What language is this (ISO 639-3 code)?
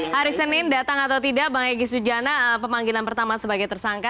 ind